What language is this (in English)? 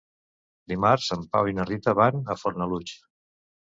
Catalan